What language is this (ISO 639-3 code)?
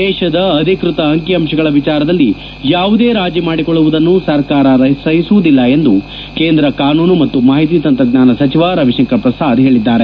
kan